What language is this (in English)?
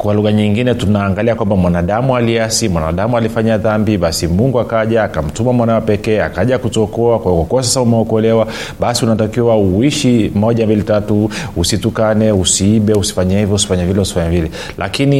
Swahili